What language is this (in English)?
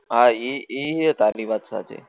Gujarati